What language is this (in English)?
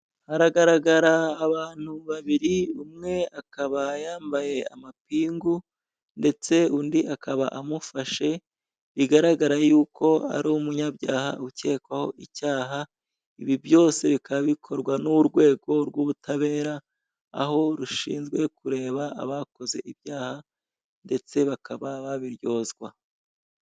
Kinyarwanda